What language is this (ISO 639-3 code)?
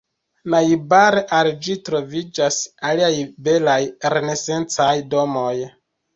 epo